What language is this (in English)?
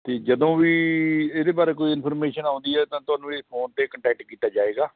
Punjabi